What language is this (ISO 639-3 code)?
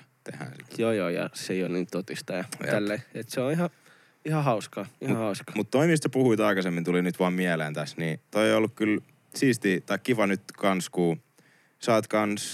fin